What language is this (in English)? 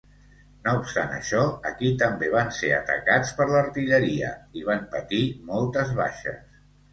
Catalan